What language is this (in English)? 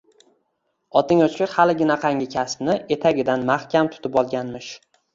Uzbek